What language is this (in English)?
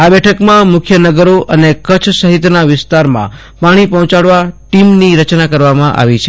Gujarati